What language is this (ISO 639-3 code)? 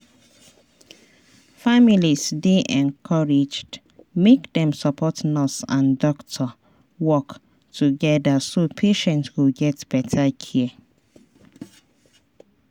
pcm